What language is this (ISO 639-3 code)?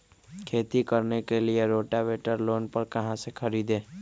mag